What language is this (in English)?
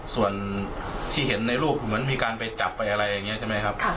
Thai